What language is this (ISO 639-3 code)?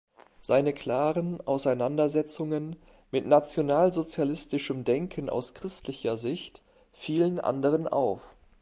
deu